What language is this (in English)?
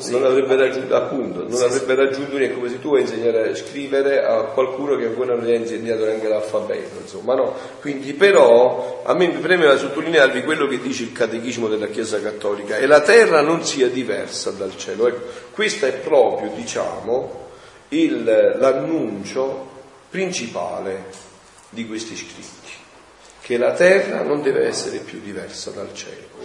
Italian